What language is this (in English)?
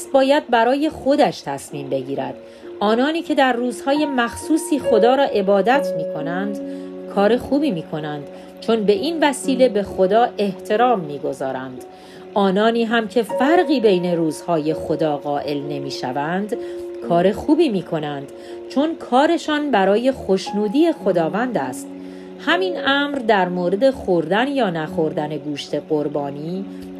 Persian